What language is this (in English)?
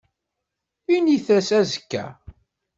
Kabyle